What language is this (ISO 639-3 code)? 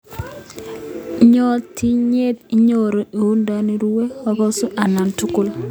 kln